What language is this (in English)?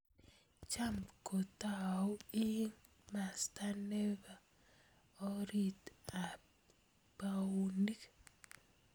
Kalenjin